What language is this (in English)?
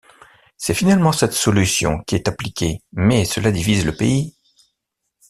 French